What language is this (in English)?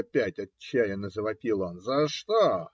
Russian